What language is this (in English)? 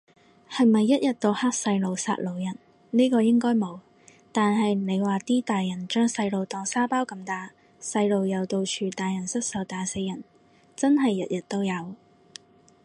Cantonese